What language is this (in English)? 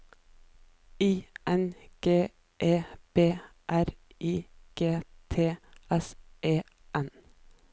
Norwegian